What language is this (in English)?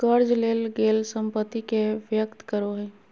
Magahi